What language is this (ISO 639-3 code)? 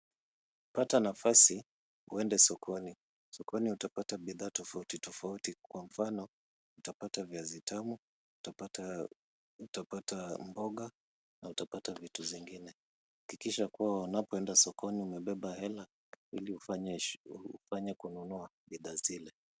swa